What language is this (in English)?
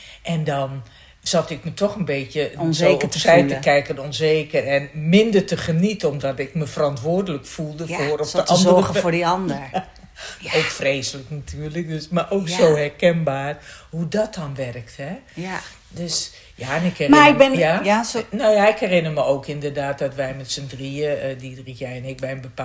Dutch